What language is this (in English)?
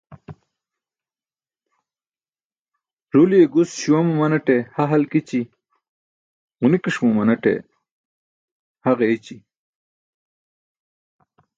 Burushaski